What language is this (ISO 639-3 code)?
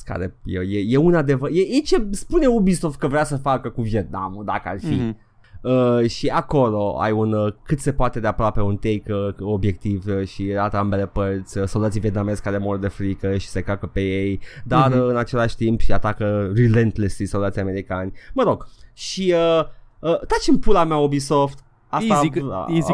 ron